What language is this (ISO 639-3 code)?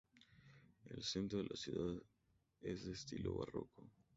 spa